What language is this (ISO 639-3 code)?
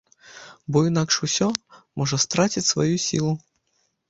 bel